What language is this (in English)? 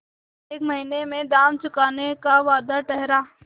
Hindi